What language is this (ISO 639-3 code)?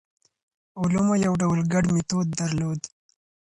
pus